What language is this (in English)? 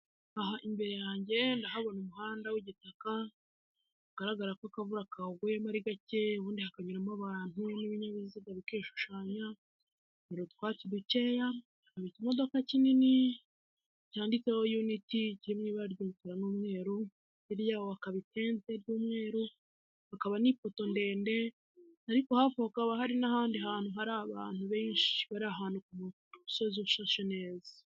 Kinyarwanda